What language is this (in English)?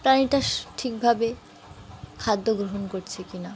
Bangla